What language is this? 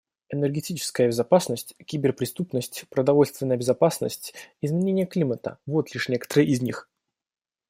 Russian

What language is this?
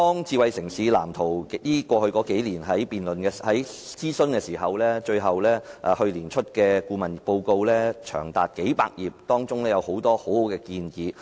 Cantonese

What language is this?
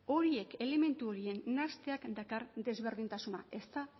Basque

